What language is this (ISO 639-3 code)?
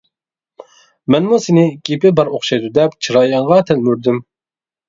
uig